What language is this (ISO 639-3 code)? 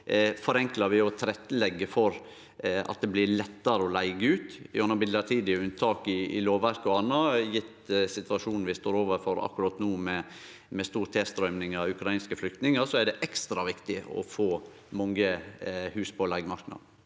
nor